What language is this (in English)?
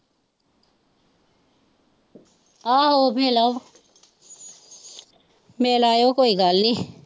Punjabi